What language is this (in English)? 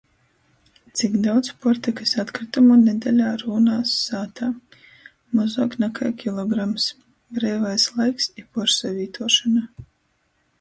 Latgalian